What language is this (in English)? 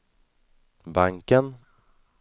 Swedish